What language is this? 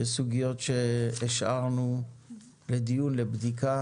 Hebrew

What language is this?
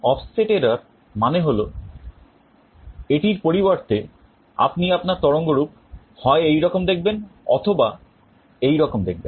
Bangla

